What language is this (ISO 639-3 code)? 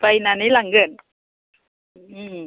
brx